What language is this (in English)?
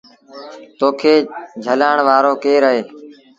Sindhi Bhil